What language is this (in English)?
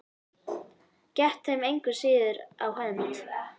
Icelandic